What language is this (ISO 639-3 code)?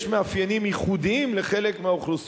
heb